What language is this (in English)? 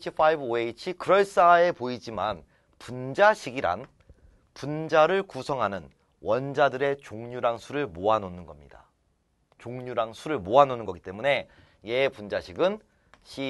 Korean